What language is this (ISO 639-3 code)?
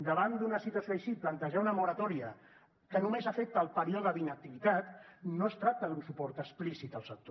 cat